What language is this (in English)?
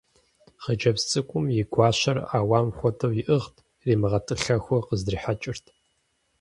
Kabardian